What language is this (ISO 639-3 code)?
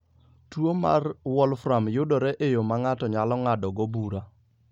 luo